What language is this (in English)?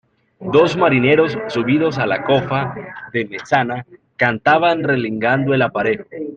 Spanish